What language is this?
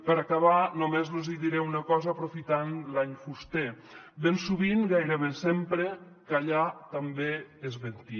Catalan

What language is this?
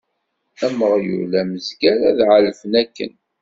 Kabyle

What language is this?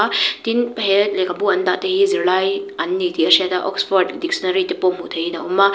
Mizo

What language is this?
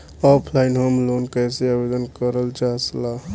Bhojpuri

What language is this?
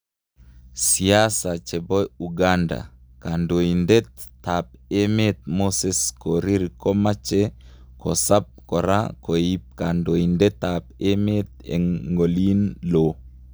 Kalenjin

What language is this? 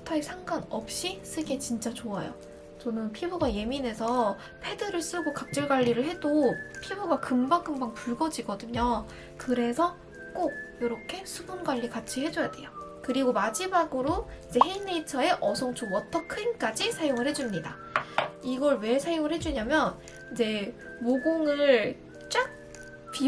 Korean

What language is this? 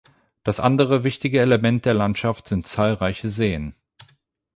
German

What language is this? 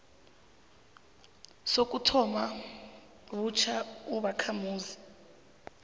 South Ndebele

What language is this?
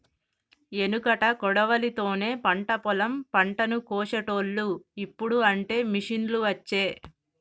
Telugu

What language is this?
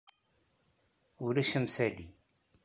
Kabyle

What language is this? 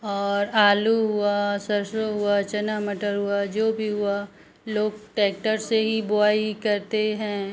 Hindi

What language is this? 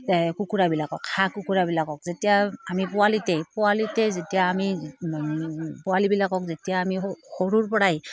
Assamese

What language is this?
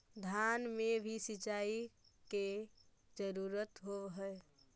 Magahi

